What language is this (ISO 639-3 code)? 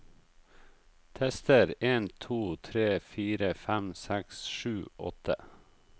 nor